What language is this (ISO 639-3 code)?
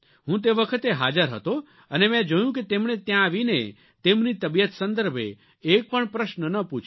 guj